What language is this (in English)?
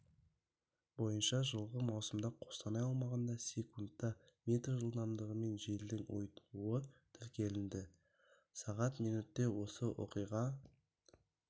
Kazakh